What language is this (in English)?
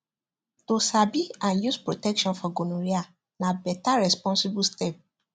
Nigerian Pidgin